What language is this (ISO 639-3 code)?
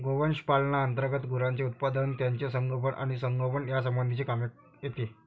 mar